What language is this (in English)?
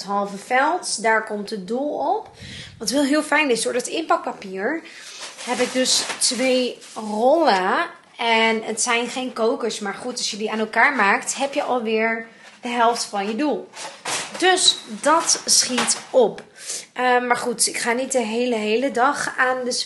Dutch